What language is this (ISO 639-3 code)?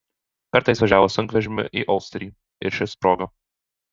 lit